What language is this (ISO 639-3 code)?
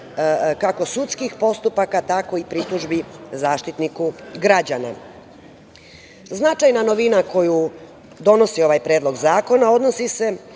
srp